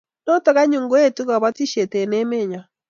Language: Kalenjin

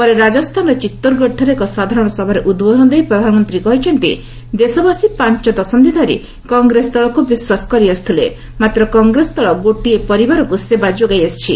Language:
Odia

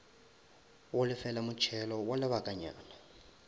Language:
Northern Sotho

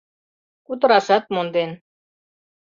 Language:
Mari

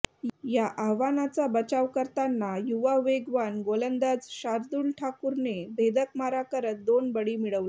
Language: Marathi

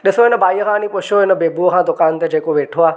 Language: Sindhi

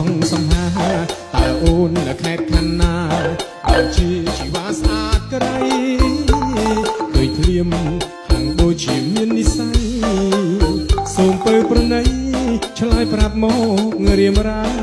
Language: Thai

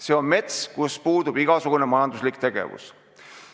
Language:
Estonian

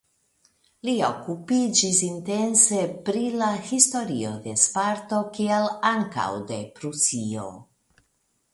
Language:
Esperanto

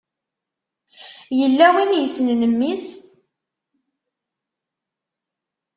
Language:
Kabyle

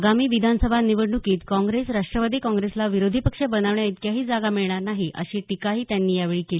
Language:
Marathi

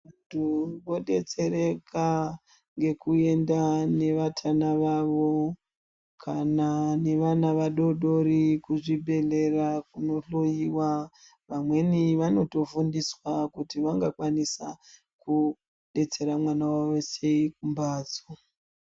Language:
Ndau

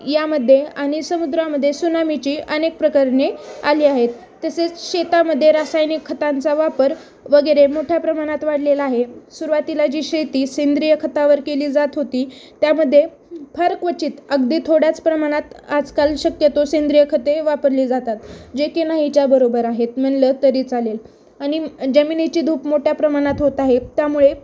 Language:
Marathi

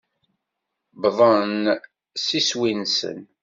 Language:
Kabyle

